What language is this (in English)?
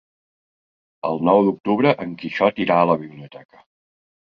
Catalan